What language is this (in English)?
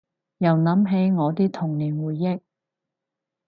Cantonese